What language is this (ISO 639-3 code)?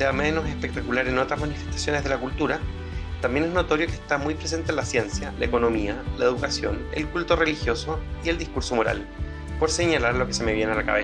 spa